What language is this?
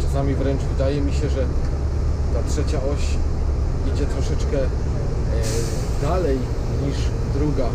Polish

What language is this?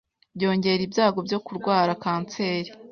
Kinyarwanda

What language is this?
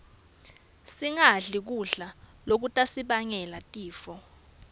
Swati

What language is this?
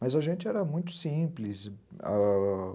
Portuguese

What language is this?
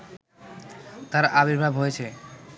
Bangla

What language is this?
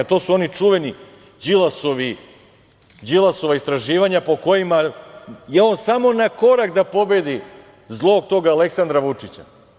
Serbian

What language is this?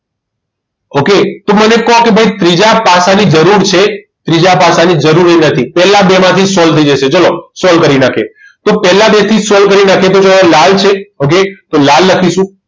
Gujarati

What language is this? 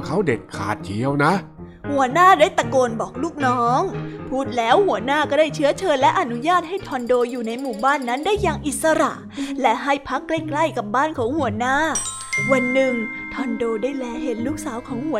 Thai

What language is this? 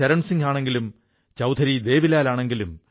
Malayalam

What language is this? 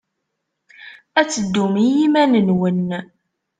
Kabyle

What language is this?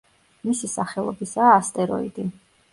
Georgian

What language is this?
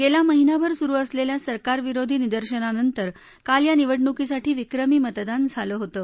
Marathi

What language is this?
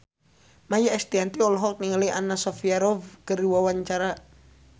Sundanese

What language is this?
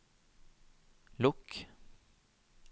Norwegian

